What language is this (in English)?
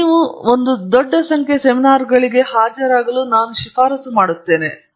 Kannada